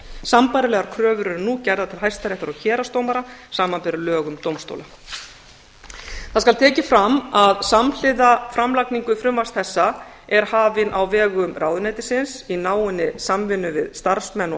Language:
Icelandic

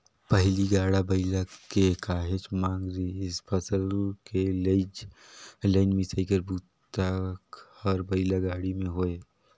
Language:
Chhattisgarhi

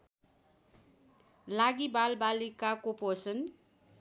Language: Nepali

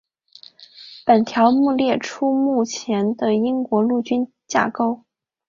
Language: Chinese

